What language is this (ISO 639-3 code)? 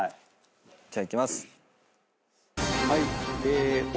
jpn